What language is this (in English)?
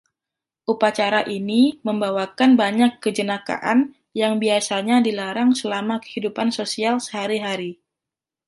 Indonesian